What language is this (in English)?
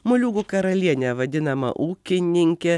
Lithuanian